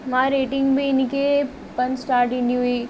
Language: Sindhi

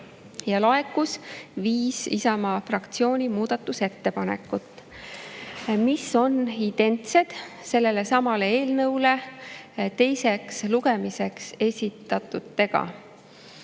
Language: Estonian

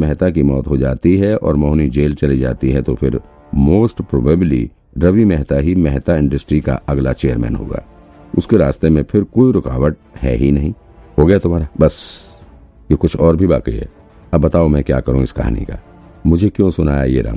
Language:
Hindi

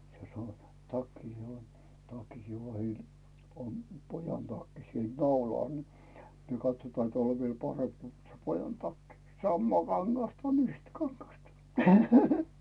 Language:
Finnish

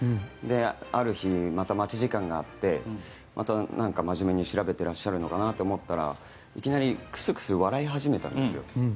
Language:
Japanese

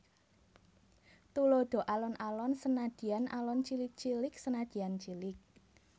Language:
Javanese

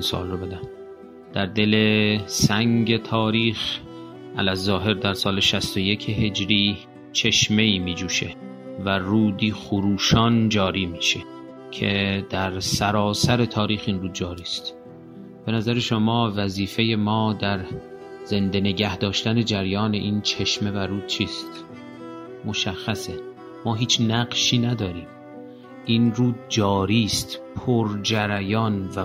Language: Persian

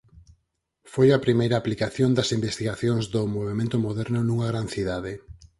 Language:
Galician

